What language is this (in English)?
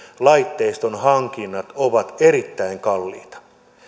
Finnish